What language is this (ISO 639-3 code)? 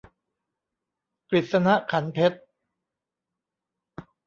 tha